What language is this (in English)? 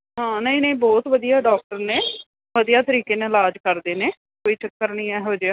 Punjabi